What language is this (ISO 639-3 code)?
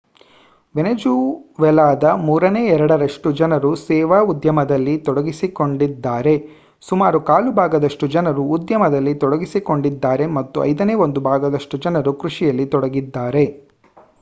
kan